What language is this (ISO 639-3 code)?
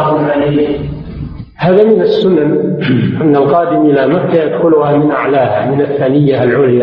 ara